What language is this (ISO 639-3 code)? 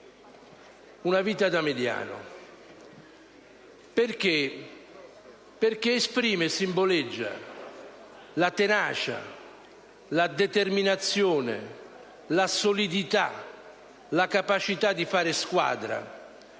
ita